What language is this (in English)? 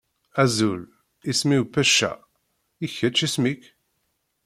Kabyle